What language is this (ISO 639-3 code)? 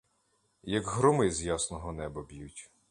ukr